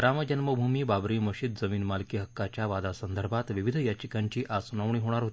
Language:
Marathi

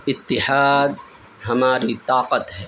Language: Urdu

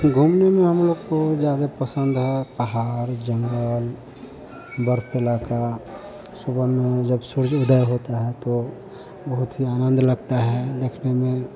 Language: Hindi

